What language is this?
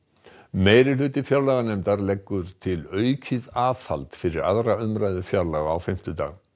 Icelandic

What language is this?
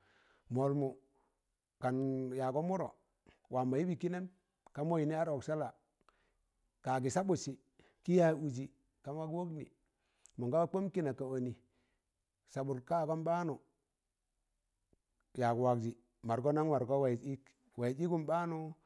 Tangale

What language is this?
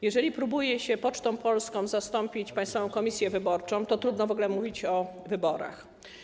Polish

